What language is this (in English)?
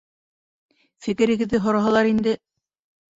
Bashkir